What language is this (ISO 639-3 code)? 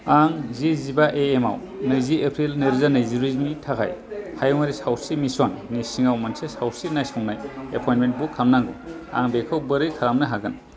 brx